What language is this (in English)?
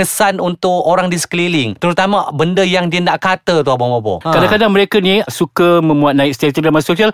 Malay